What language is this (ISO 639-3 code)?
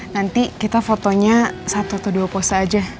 ind